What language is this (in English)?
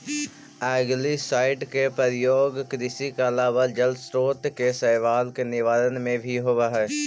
Magahi